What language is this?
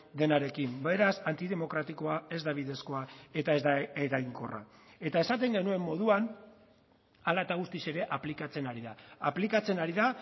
Basque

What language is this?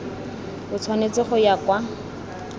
Tswana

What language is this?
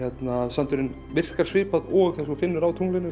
Icelandic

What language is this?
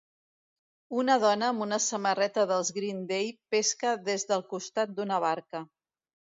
Catalan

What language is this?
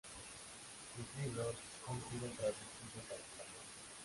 Spanish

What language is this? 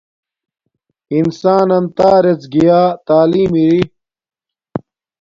Domaaki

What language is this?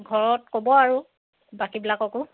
Assamese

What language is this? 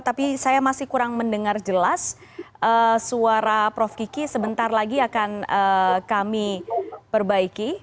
Indonesian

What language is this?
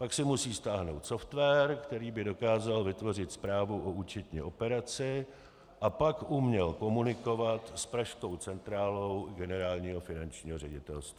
Czech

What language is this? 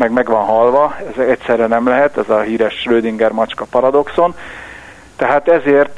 Hungarian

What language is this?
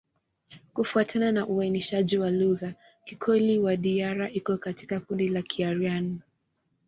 Swahili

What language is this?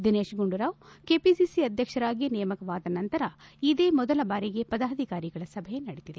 Kannada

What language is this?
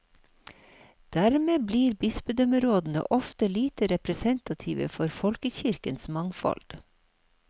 Norwegian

